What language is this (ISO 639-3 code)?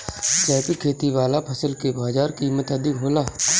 bho